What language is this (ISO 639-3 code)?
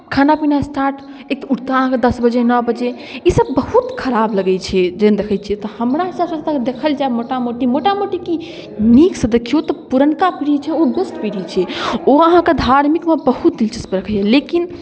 mai